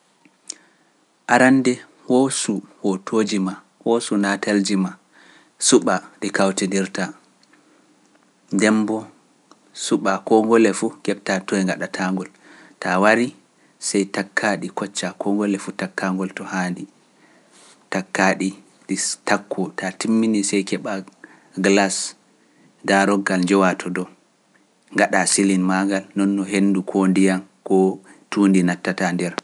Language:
Pular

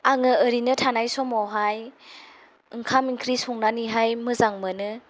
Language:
Bodo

